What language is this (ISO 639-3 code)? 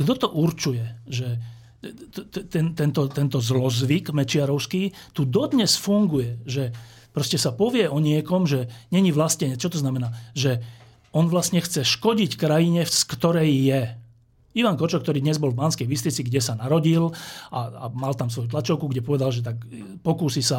slk